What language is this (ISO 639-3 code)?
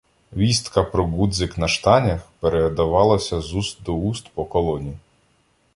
ukr